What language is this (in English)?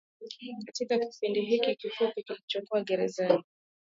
Swahili